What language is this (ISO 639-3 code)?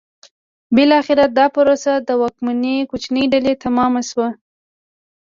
pus